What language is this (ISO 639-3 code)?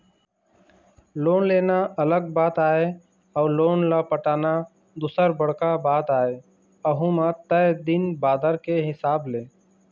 hne